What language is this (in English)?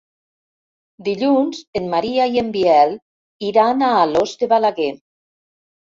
Catalan